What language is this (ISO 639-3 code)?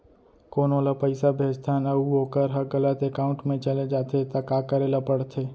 hne